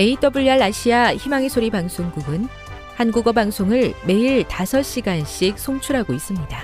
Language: Korean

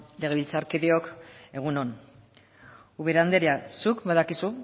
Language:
Basque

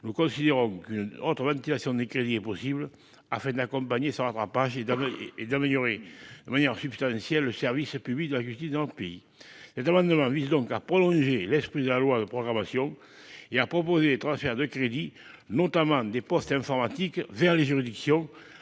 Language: French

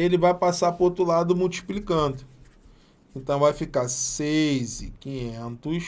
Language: Portuguese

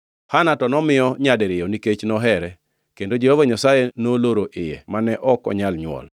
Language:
Luo (Kenya and Tanzania)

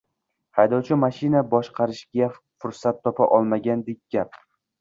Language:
Uzbek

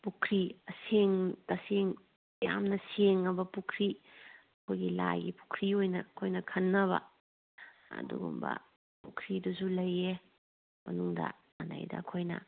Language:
Manipuri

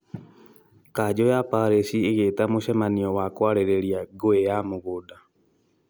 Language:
Kikuyu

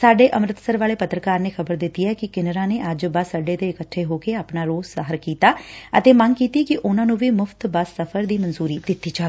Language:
Punjabi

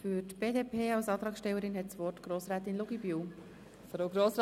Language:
Swiss German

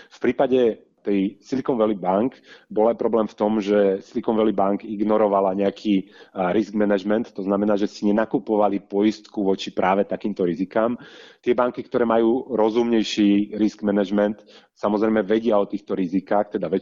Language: Slovak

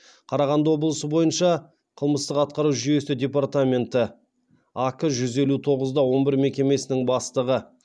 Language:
Kazakh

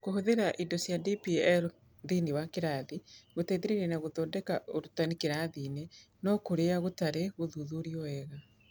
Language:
Kikuyu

